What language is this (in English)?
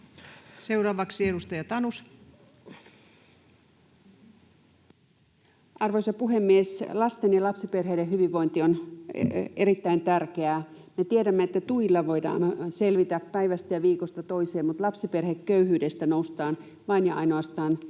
Finnish